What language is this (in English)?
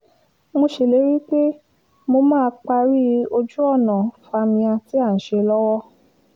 Yoruba